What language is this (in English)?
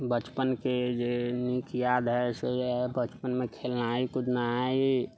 Maithili